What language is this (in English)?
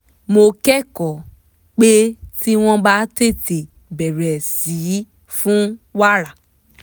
Yoruba